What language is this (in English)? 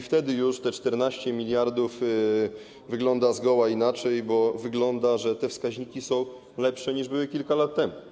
Polish